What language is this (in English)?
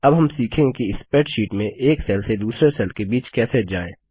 Hindi